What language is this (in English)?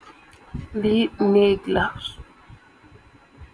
Wolof